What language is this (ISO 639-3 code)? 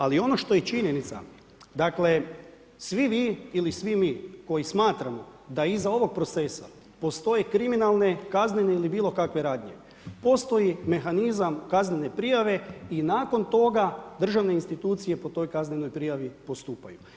hrv